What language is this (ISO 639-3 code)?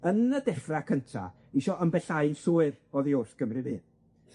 cym